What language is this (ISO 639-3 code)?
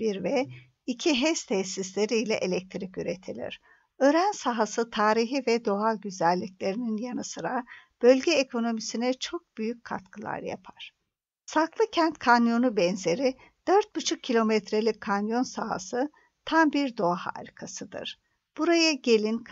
tur